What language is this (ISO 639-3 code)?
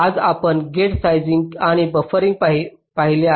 mar